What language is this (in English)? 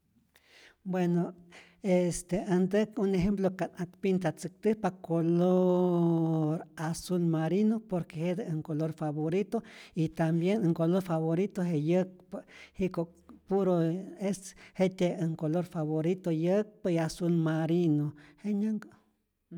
Rayón Zoque